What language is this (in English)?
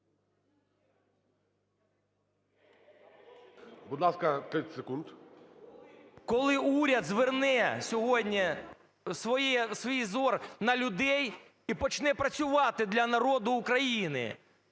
Ukrainian